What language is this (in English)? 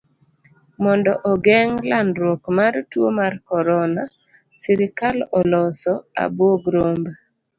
Luo (Kenya and Tanzania)